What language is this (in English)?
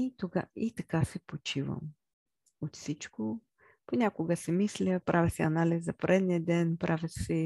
Bulgarian